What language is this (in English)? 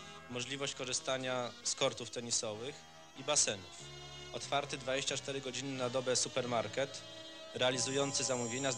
Polish